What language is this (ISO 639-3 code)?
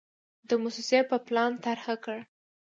pus